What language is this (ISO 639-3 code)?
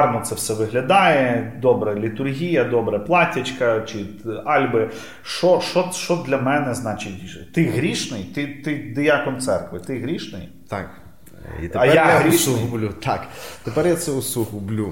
ukr